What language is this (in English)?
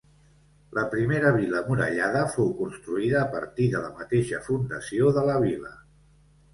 Catalan